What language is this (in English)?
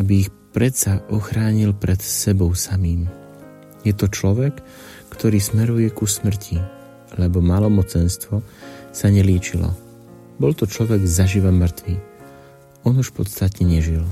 Slovak